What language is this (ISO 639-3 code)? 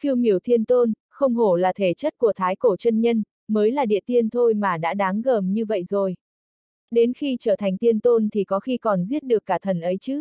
vie